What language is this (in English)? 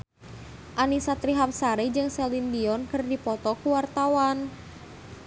Sundanese